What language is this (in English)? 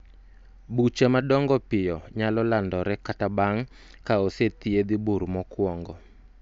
Luo (Kenya and Tanzania)